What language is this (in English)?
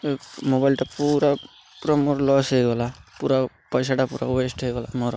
Odia